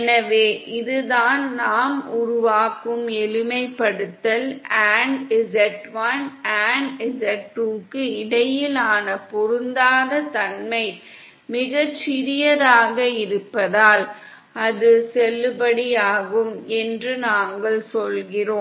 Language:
Tamil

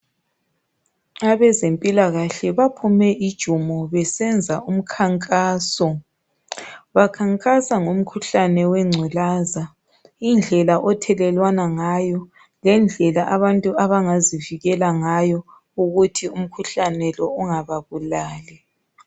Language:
North Ndebele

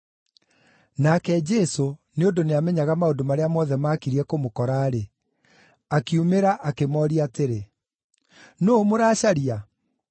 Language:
Kikuyu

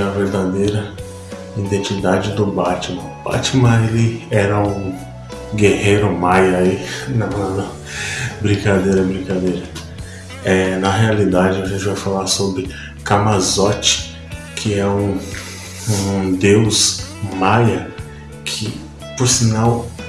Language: Portuguese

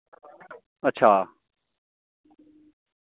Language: Dogri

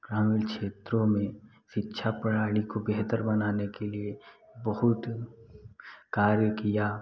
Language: Hindi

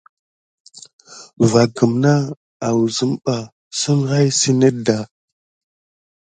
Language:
Gidar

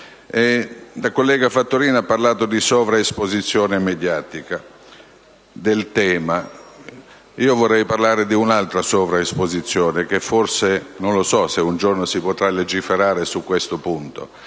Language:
Italian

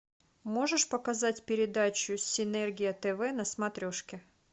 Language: Russian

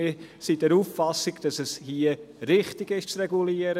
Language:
Swiss German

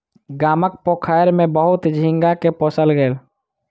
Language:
Maithili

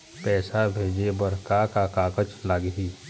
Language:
Chhattisgarhi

